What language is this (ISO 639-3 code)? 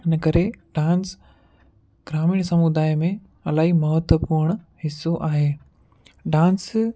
snd